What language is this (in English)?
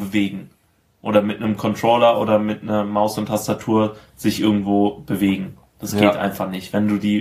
German